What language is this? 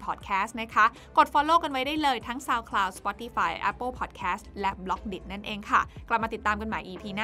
Thai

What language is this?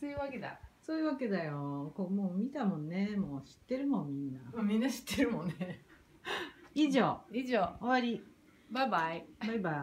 Japanese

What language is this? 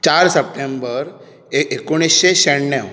Konkani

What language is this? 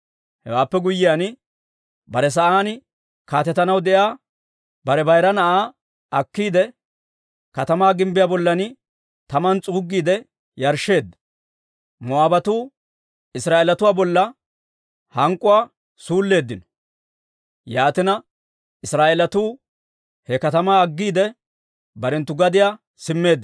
Dawro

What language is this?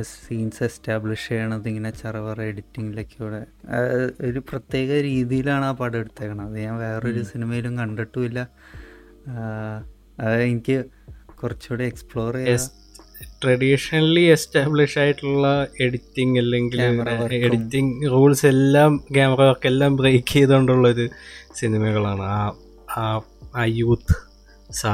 Malayalam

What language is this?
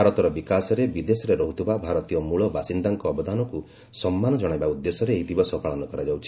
Odia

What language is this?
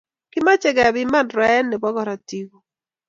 Kalenjin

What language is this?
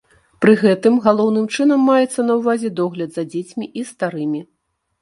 Belarusian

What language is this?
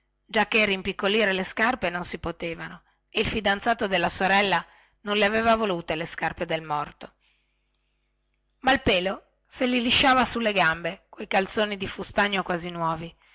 Italian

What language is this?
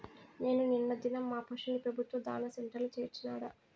Telugu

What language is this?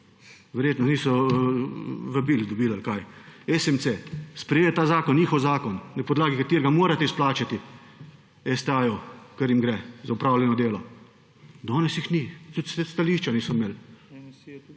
Slovenian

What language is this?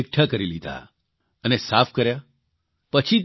Gujarati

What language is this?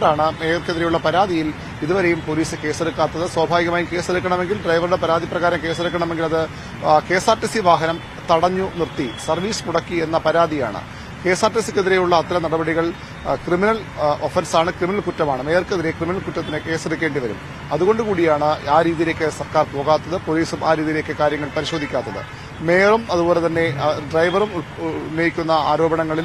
Malayalam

